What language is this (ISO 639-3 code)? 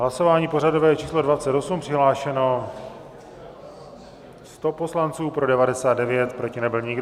ces